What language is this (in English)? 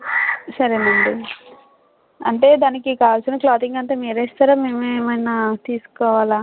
Telugu